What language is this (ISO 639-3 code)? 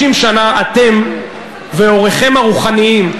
heb